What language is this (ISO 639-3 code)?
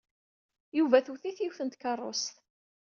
kab